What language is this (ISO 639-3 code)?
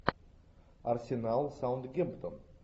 rus